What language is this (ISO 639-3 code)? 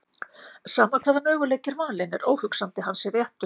isl